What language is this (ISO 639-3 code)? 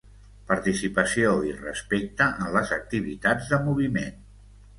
cat